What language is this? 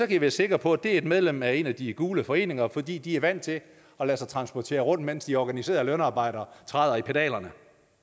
Danish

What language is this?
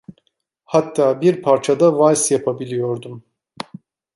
Turkish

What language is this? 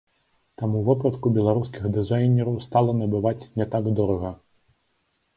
Belarusian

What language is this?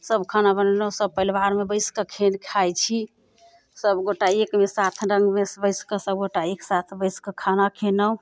Maithili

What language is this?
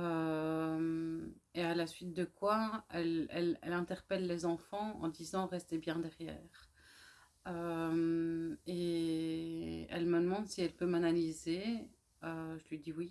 French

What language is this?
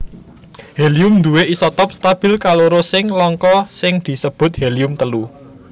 Javanese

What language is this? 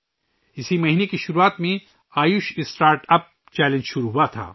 Urdu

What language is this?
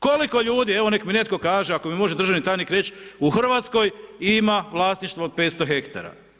Croatian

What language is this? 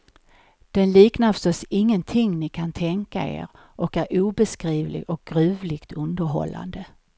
Swedish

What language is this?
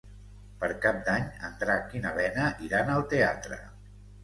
Catalan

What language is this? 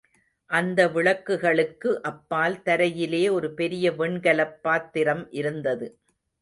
Tamil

